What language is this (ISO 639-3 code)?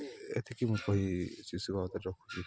ori